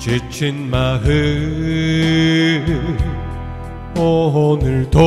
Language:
Korean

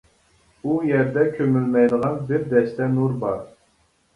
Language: Uyghur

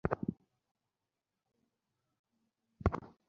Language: Bangla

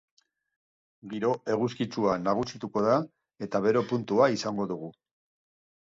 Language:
Basque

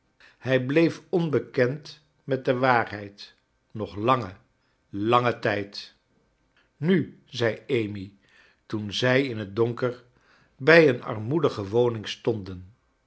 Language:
Dutch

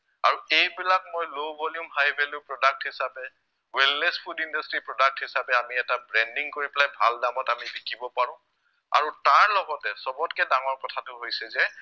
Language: Assamese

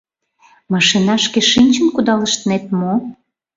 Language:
Mari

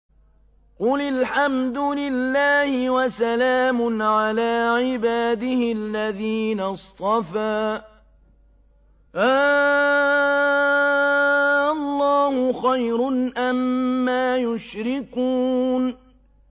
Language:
Arabic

